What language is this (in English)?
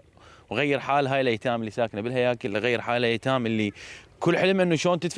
Arabic